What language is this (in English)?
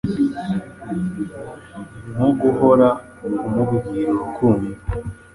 Kinyarwanda